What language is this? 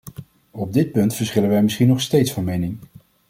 Dutch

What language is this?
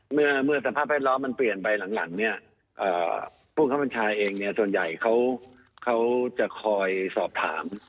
Thai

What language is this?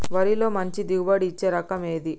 Telugu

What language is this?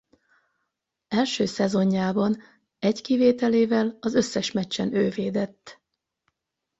Hungarian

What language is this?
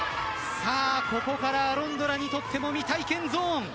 Japanese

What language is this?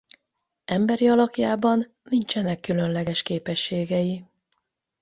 Hungarian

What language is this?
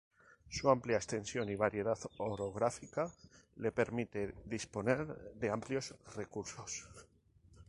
Spanish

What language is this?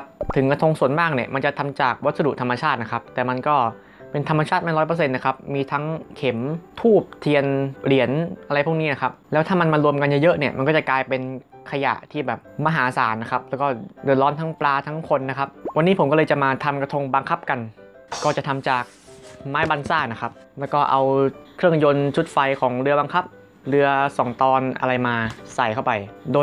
Thai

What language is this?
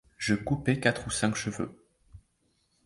French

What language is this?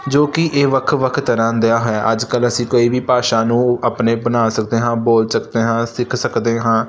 Punjabi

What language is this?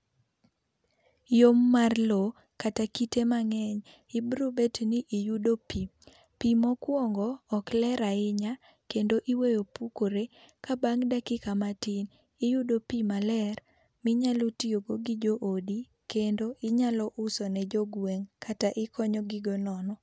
Luo (Kenya and Tanzania)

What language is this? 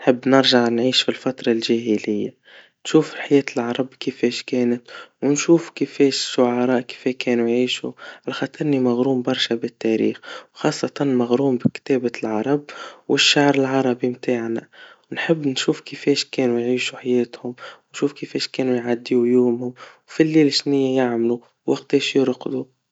Tunisian Arabic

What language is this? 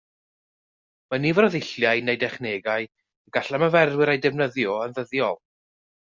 Welsh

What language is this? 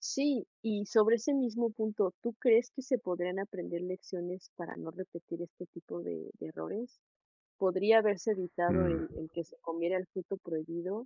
Spanish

